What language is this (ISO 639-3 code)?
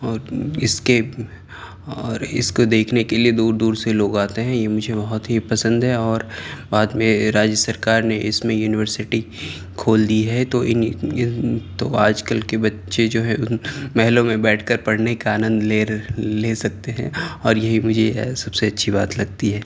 urd